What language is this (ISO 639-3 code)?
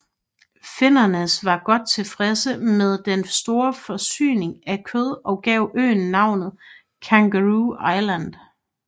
dan